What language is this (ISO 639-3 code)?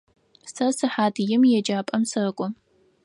ady